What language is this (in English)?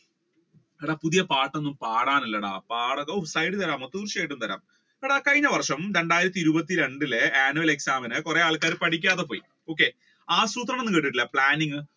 Malayalam